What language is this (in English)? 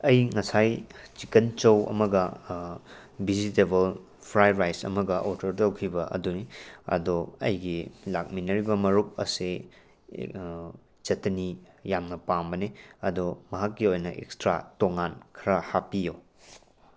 Manipuri